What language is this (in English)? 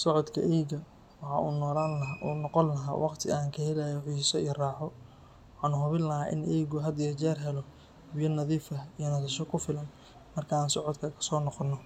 Somali